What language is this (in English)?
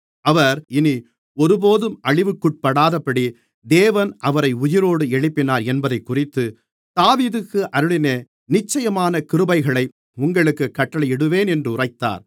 Tamil